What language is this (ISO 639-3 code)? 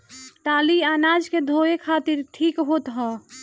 bho